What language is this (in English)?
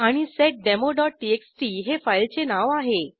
Marathi